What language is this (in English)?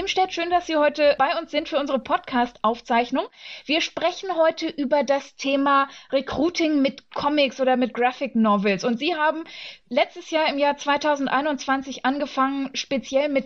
German